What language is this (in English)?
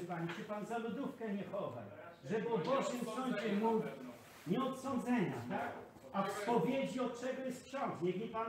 Polish